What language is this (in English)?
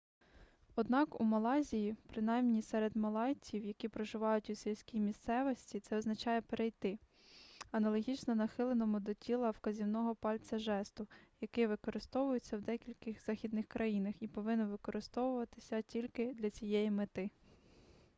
Ukrainian